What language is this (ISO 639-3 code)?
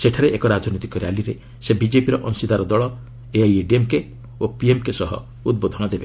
ori